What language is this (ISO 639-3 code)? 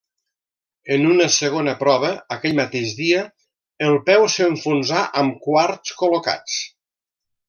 cat